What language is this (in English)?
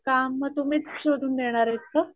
Marathi